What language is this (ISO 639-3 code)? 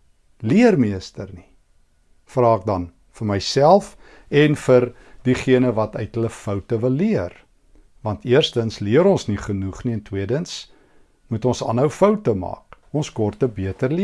nld